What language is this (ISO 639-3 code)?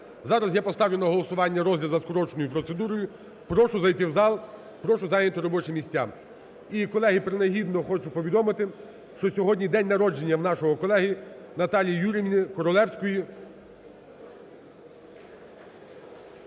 ukr